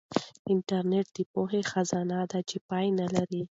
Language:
Pashto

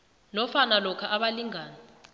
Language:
South Ndebele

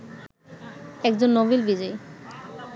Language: Bangla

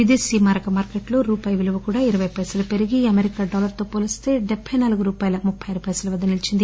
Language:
Telugu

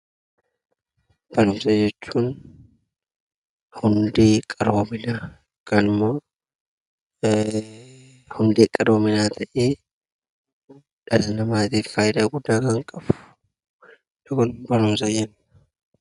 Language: Oromo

